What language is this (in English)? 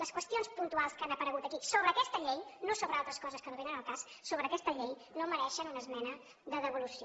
Catalan